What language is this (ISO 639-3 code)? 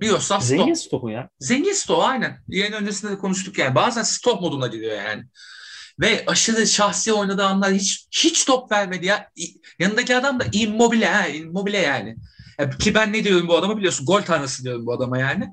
tur